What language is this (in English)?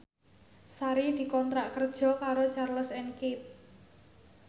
Javanese